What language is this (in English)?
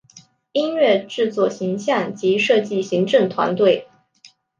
Chinese